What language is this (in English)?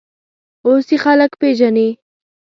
Pashto